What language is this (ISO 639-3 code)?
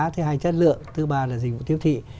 vie